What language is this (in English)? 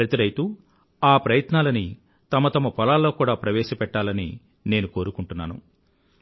Telugu